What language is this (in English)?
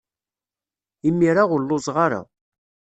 Kabyle